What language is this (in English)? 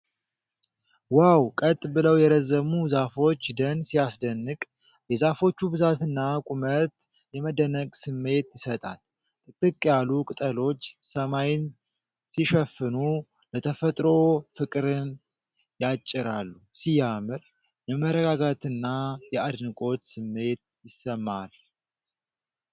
Amharic